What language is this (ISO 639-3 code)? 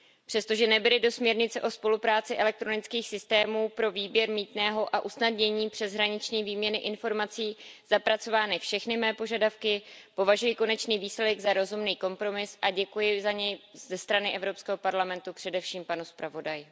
ces